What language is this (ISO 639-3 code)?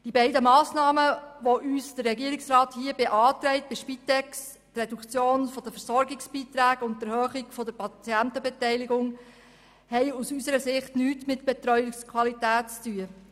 gsw